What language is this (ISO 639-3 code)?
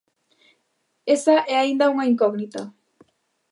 glg